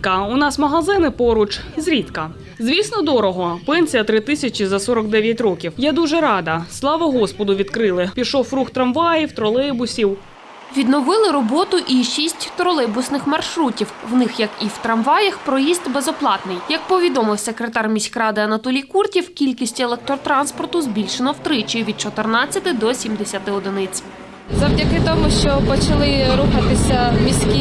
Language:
Ukrainian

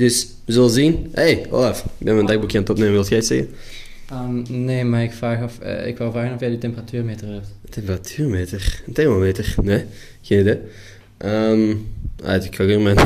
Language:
Dutch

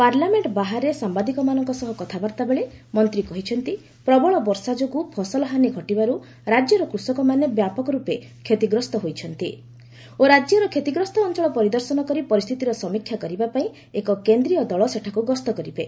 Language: Odia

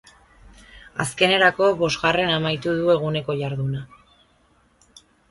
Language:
Basque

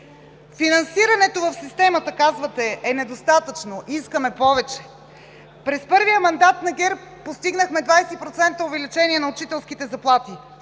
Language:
Bulgarian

